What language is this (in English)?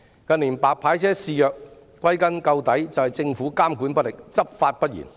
Cantonese